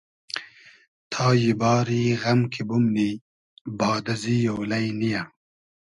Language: Hazaragi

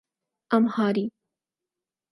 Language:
Urdu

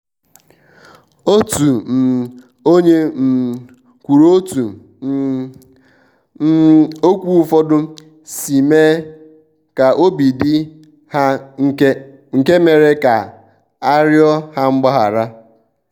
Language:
Igbo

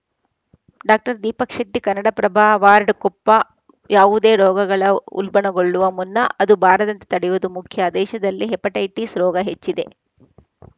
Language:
Kannada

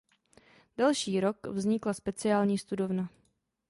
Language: Czech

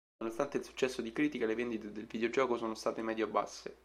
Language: Italian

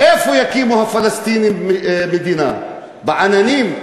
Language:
Hebrew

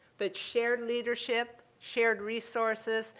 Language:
English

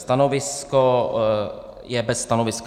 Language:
Czech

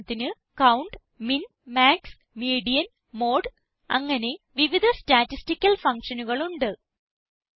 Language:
Malayalam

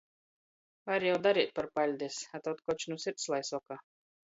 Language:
Latgalian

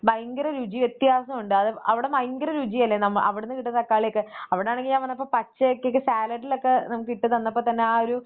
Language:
Malayalam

